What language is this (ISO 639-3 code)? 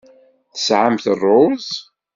kab